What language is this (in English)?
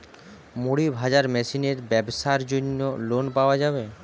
Bangla